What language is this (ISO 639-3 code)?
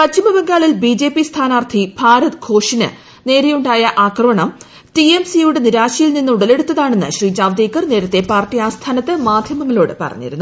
mal